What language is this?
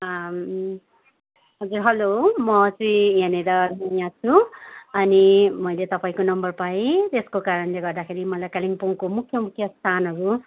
Nepali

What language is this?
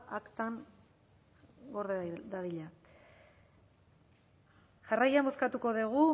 Basque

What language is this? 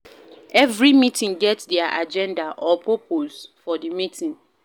Nigerian Pidgin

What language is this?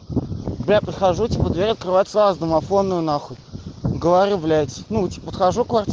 Russian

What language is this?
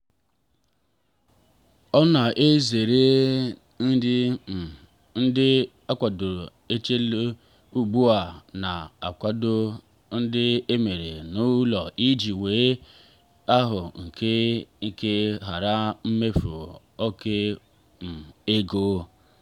Igbo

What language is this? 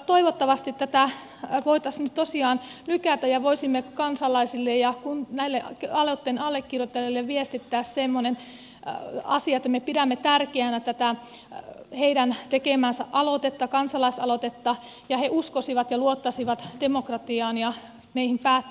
Finnish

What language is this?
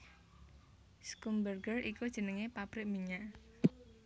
Javanese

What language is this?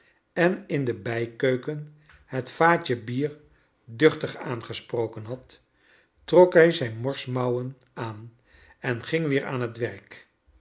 Dutch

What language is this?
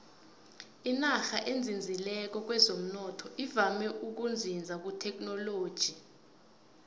South Ndebele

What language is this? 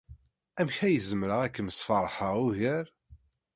Kabyle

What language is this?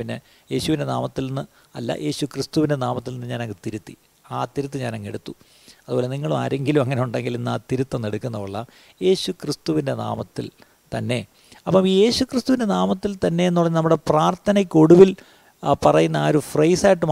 Malayalam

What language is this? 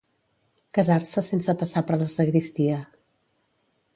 Catalan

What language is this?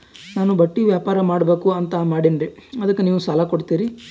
Kannada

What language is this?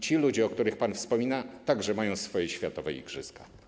Polish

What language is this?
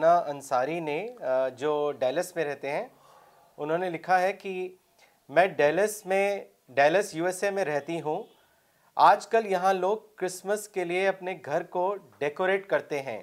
Urdu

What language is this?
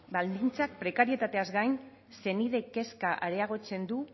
Basque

